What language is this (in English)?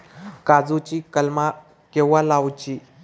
Marathi